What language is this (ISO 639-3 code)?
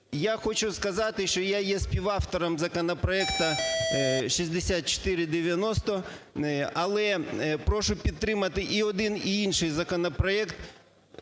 ukr